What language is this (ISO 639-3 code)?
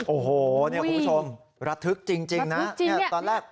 tha